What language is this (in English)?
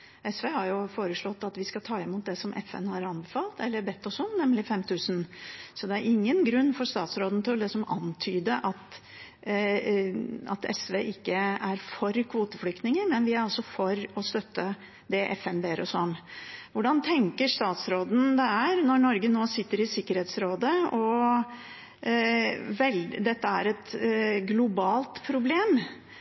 Norwegian Bokmål